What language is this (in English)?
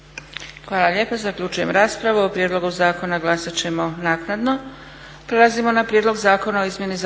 Croatian